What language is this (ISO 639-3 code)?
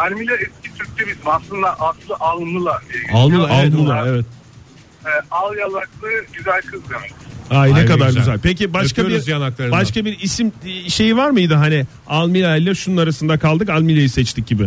tur